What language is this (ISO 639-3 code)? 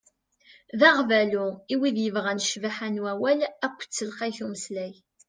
kab